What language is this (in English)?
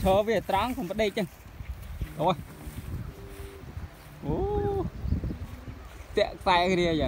Vietnamese